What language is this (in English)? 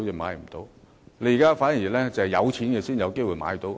Cantonese